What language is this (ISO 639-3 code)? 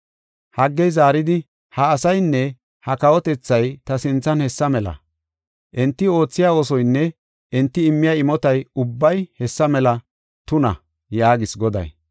gof